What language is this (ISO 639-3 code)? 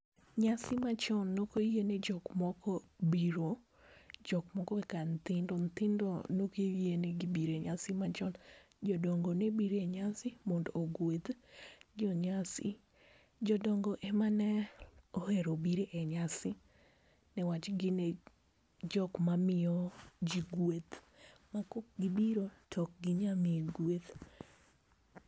luo